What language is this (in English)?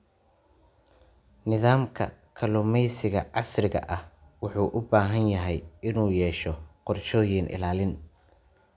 Somali